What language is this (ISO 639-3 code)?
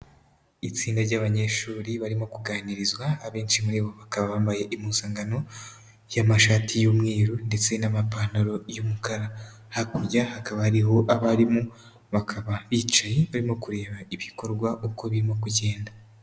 kin